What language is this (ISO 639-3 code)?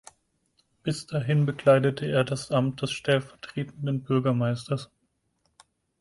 deu